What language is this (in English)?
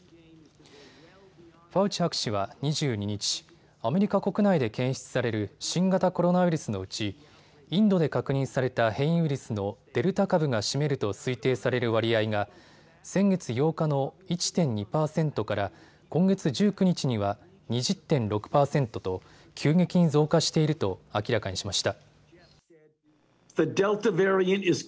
Japanese